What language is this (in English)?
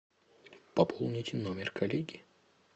Russian